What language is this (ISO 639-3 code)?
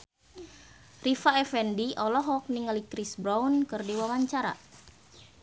sun